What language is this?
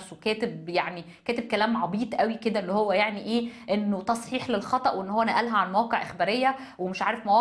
Arabic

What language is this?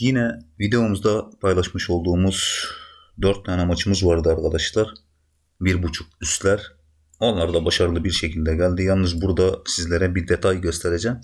Turkish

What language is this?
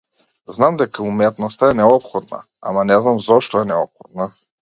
Macedonian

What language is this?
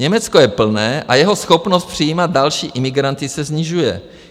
Czech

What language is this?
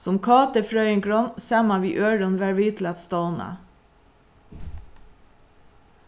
Faroese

